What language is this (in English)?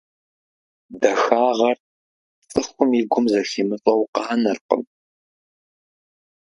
Kabardian